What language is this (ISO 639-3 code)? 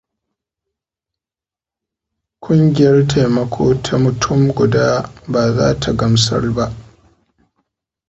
hau